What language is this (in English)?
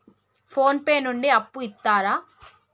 Telugu